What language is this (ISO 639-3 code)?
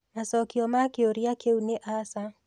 kik